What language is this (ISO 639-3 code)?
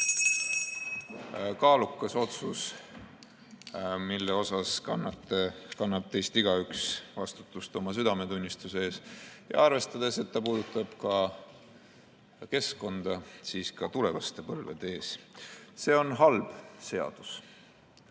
est